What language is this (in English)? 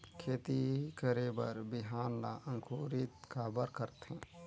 Chhattisgarhi